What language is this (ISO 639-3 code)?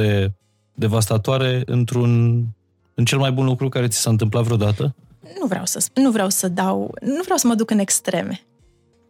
ron